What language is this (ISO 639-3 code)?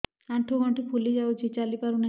ori